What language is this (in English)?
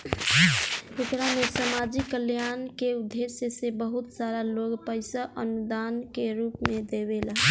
Bhojpuri